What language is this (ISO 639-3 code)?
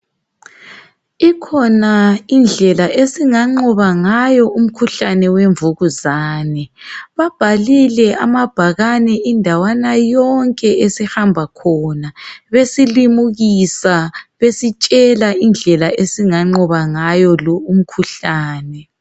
nde